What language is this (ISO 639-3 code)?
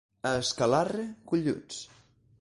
cat